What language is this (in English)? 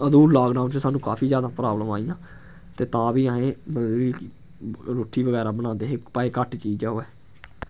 Dogri